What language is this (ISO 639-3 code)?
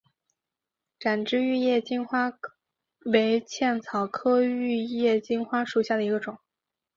zho